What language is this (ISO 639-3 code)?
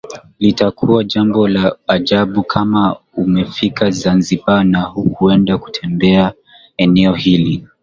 swa